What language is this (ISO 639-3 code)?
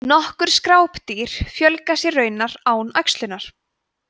isl